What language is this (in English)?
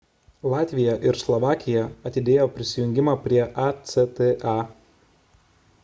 Lithuanian